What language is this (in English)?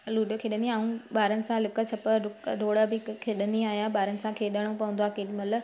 Sindhi